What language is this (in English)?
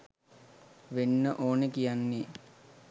Sinhala